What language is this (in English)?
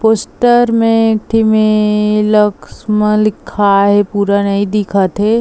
Chhattisgarhi